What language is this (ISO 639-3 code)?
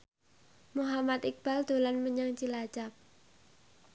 jav